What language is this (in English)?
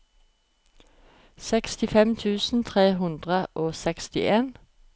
Norwegian